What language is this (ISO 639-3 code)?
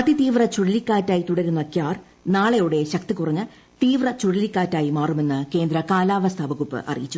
mal